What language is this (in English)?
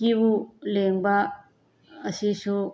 Manipuri